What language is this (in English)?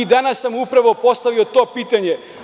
Serbian